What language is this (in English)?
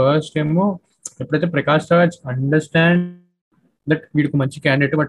Telugu